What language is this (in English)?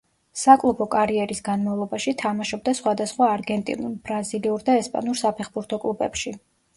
Georgian